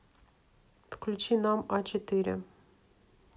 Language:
Russian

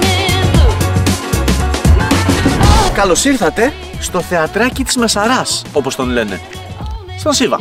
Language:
Greek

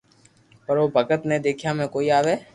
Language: Loarki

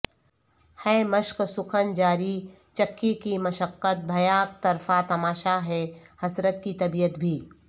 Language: Urdu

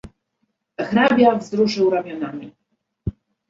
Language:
Polish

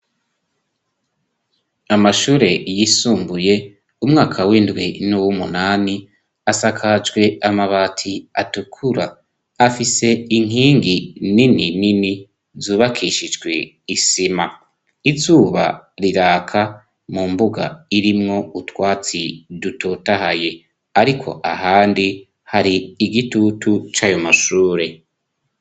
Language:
Rundi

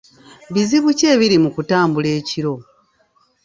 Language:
Ganda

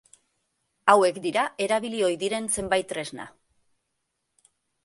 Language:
Basque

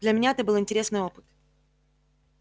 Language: Russian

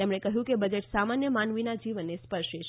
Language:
Gujarati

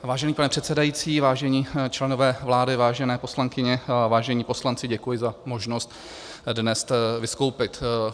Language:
Czech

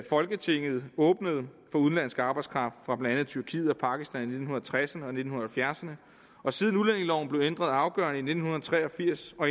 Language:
Danish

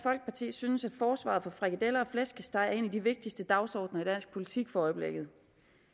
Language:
Danish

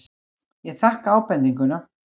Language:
Icelandic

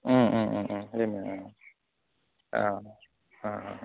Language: Bodo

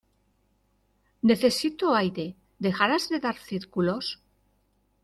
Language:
Spanish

